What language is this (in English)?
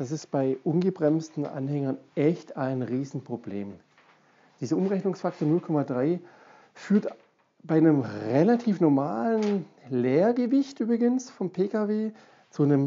German